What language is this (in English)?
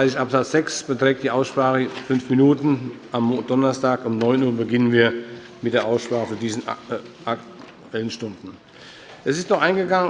German